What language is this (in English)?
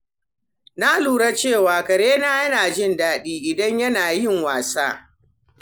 Hausa